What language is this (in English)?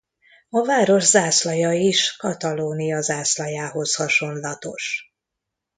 Hungarian